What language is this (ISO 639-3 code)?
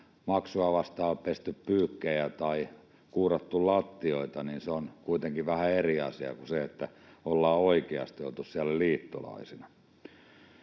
fin